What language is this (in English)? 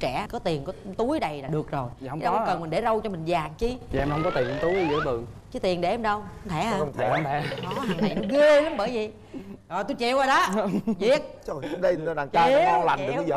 Vietnamese